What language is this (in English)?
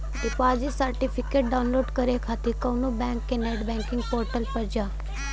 Bhojpuri